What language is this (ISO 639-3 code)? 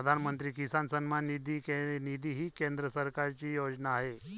mar